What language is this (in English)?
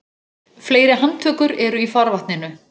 Icelandic